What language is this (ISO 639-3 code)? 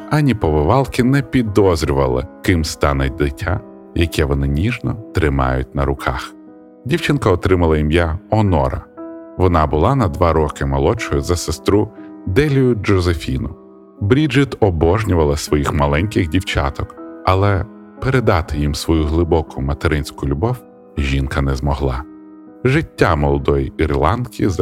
ukr